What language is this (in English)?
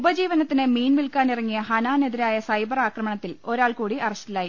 Malayalam